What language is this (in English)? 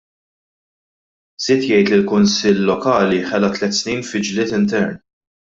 Maltese